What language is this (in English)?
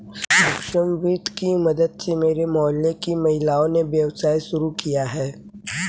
Hindi